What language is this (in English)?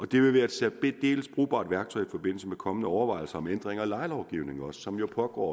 Danish